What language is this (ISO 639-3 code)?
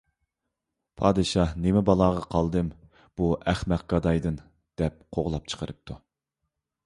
uig